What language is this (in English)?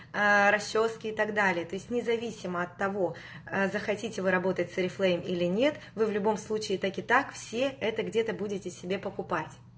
Russian